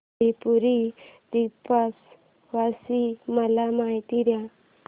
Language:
Marathi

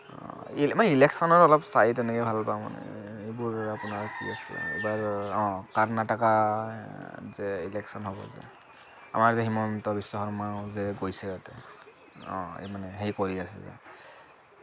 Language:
Assamese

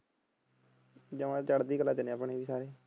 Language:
Punjabi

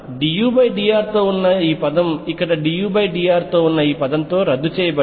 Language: Telugu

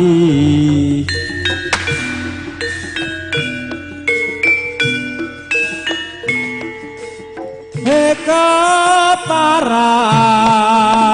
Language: Indonesian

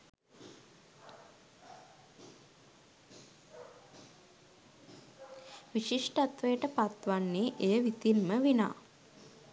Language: Sinhala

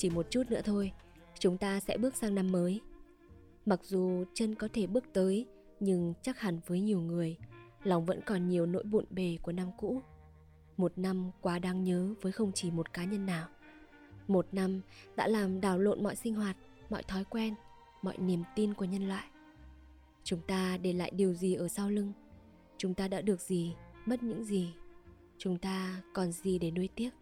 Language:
Vietnamese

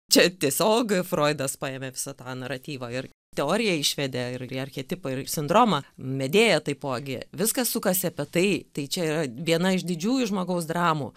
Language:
Lithuanian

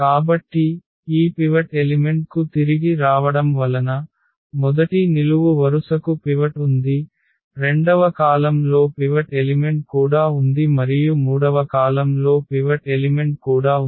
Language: Telugu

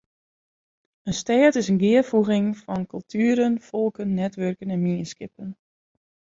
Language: Western Frisian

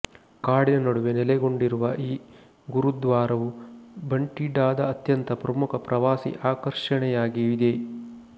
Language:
Kannada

